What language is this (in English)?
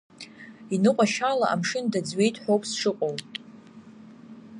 Abkhazian